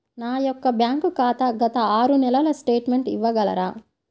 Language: Telugu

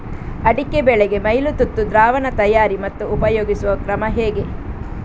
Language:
Kannada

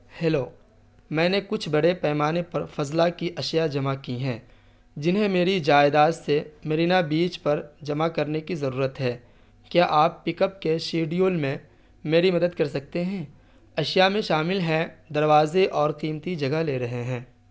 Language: Urdu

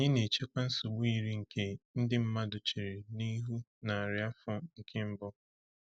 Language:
Igbo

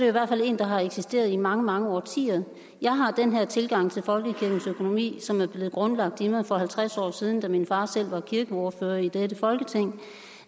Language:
Danish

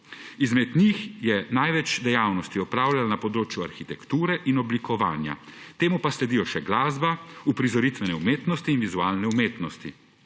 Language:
Slovenian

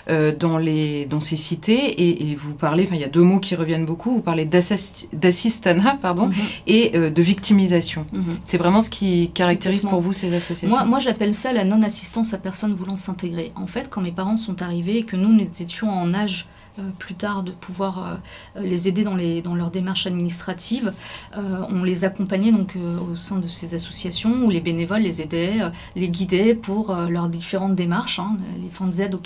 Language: French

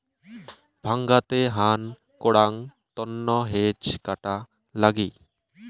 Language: Bangla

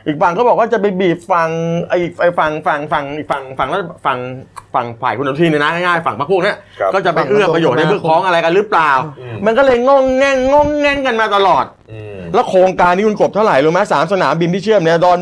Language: Thai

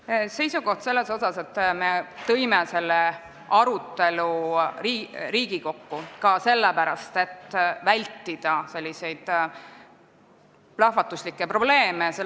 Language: Estonian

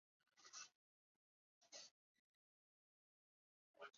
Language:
Chinese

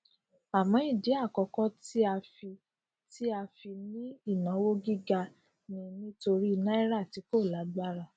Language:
Yoruba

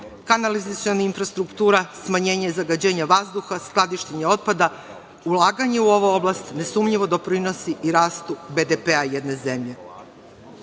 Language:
Serbian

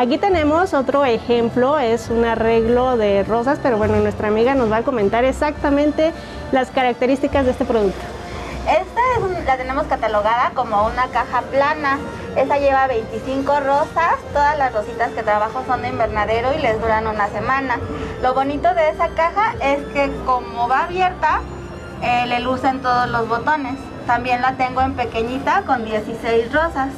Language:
Spanish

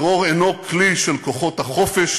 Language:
Hebrew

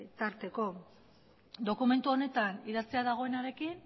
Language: Basque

